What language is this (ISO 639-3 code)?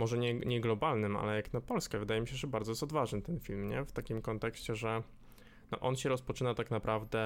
pol